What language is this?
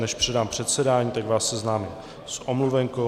Czech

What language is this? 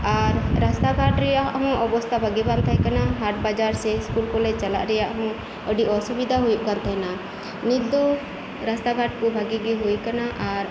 Santali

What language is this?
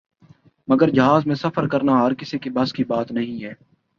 Urdu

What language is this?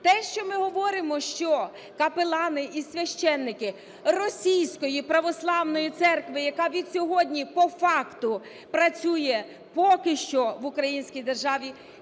Ukrainian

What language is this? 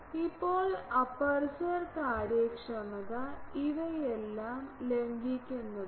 Malayalam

